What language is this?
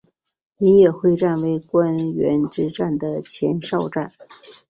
Chinese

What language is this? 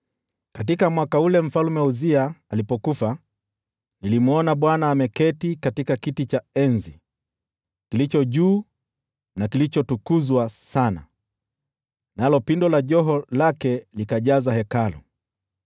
Swahili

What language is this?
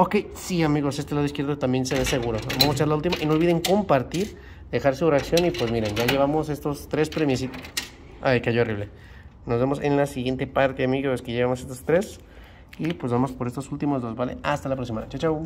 Spanish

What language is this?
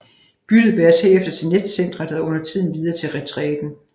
Danish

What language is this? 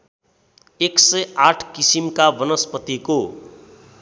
Nepali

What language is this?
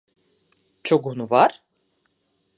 Latvian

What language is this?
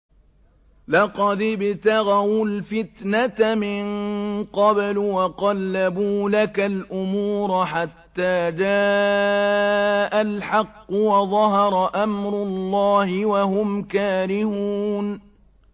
Arabic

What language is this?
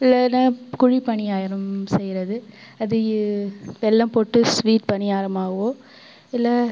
Tamil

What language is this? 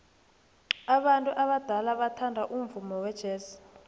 South Ndebele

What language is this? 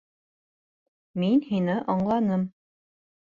Bashkir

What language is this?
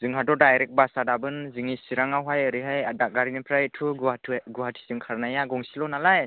Bodo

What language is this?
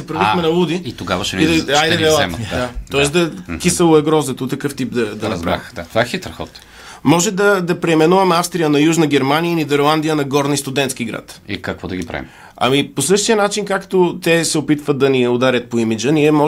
Bulgarian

